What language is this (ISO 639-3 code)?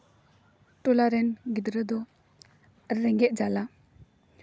sat